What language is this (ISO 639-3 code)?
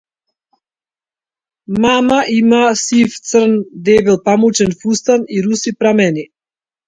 mkd